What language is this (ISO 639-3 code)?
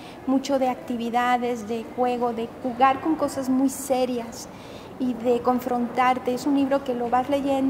spa